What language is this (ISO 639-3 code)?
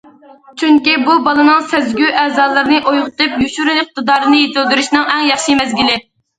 uig